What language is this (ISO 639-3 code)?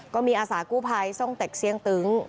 tha